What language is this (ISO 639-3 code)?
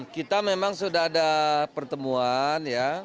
ind